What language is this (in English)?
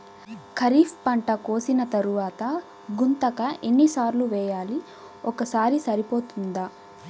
Telugu